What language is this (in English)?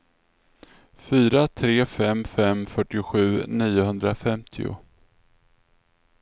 Swedish